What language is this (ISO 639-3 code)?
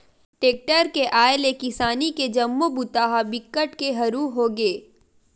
hne